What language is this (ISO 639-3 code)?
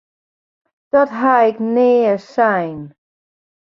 fry